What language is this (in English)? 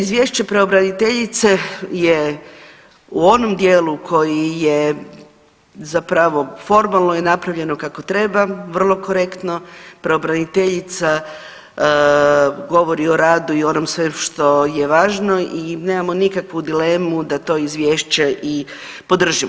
Croatian